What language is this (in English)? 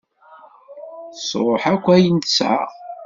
Kabyle